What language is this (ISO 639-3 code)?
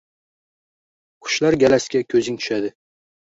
uzb